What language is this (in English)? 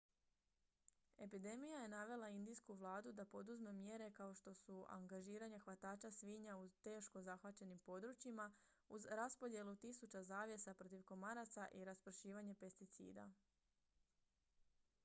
Croatian